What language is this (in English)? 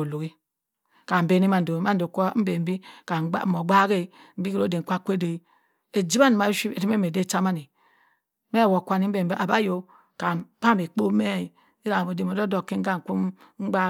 Cross River Mbembe